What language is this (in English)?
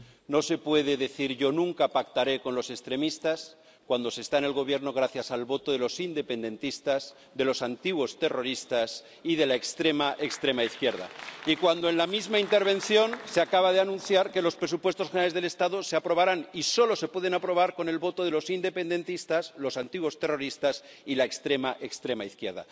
Spanish